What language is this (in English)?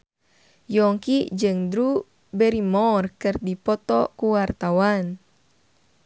Sundanese